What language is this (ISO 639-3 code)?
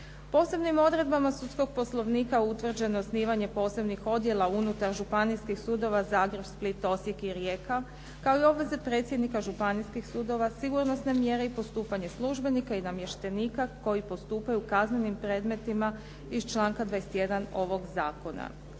hrv